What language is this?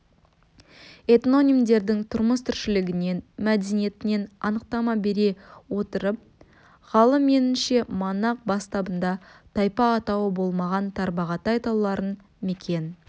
Kazakh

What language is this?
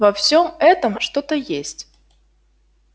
Russian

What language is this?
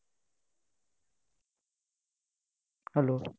Assamese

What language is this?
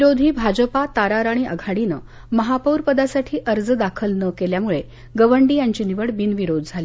Marathi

